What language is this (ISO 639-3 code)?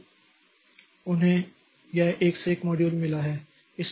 hin